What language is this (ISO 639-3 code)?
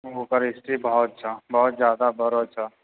mai